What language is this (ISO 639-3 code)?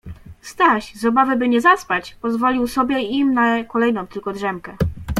pol